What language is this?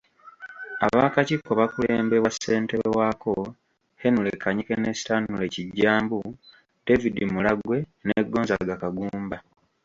Ganda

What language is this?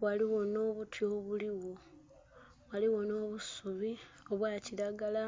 Soga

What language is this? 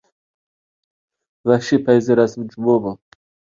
Uyghur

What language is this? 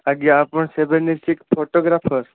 Odia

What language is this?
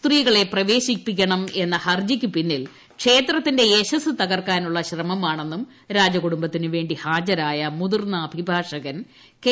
Malayalam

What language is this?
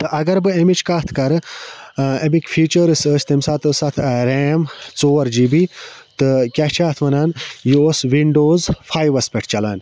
Kashmiri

